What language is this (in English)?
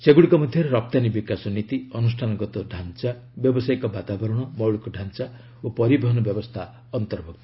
Odia